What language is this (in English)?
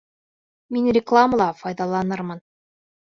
Bashkir